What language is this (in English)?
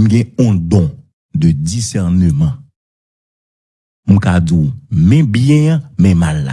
French